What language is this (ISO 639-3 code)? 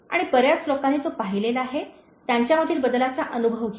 mar